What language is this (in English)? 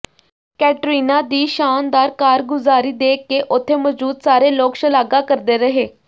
Punjabi